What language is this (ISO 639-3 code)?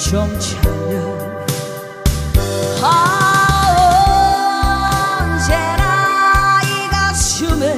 kor